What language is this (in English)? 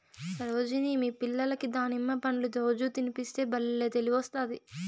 Telugu